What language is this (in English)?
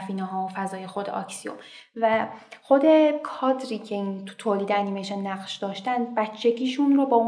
Persian